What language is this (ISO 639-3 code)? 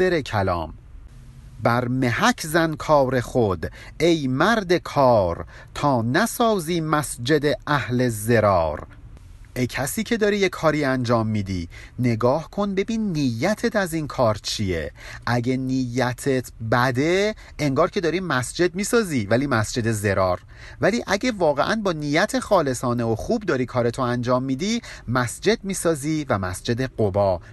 fas